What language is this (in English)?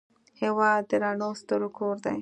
Pashto